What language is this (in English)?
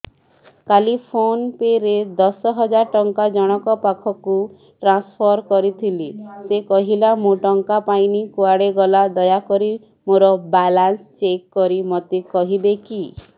Odia